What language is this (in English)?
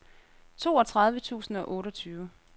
Danish